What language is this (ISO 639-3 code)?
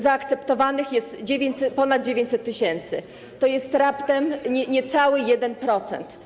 pol